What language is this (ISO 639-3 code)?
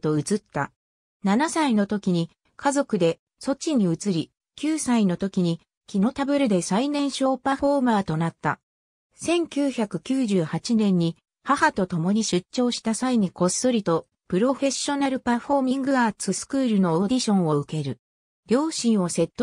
jpn